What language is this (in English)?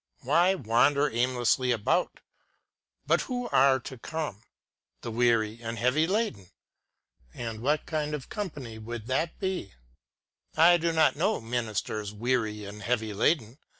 English